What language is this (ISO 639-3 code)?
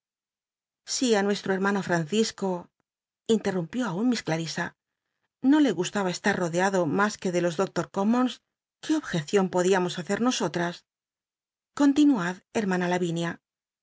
spa